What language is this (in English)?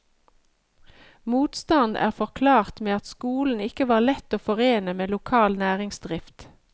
Norwegian